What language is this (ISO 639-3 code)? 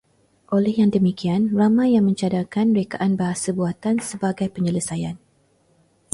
msa